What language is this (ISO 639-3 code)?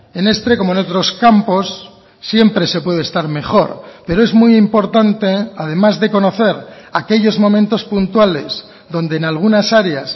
spa